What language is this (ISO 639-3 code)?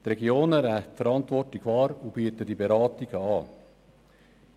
gsw